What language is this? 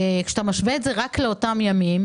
Hebrew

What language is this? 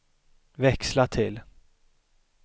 Swedish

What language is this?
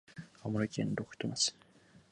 Japanese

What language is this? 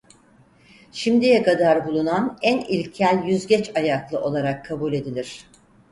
Turkish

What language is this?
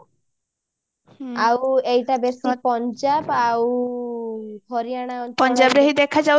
Odia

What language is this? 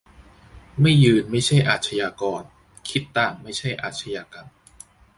Thai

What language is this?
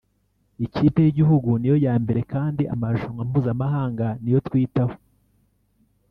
Kinyarwanda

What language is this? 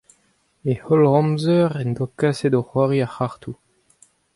Breton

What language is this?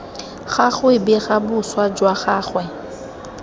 Tswana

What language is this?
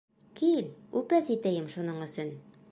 Bashkir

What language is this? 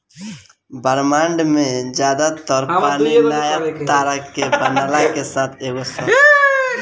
Bhojpuri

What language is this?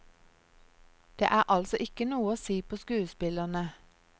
Norwegian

